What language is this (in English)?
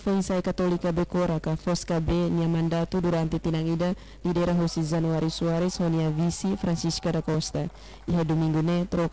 French